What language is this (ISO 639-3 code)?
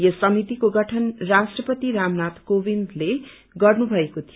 nep